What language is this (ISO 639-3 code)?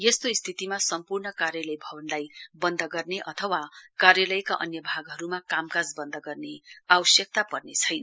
nep